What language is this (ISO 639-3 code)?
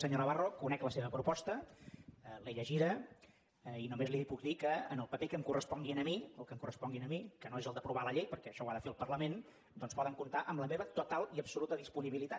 cat